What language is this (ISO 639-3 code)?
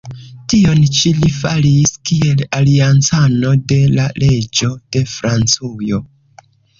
epo